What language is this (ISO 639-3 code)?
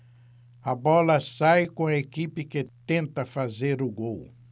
por